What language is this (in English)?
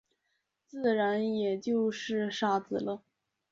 Chinese